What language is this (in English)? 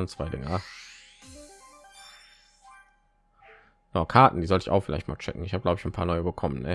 German